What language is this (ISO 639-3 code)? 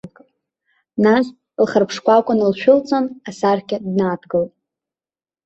abk